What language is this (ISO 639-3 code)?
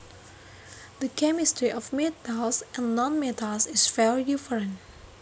jav